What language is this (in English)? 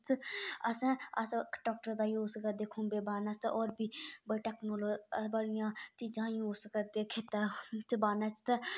Dogri